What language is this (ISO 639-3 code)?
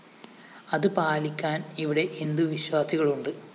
mal